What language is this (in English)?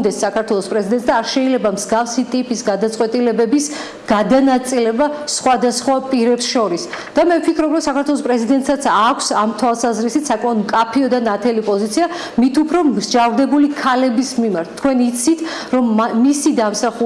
Italian